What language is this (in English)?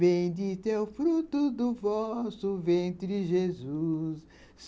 Portuguese